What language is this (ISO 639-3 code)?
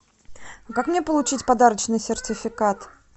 rus